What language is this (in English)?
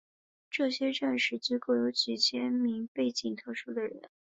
Chinese